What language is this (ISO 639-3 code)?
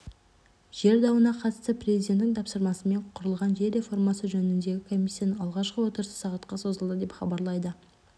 kaz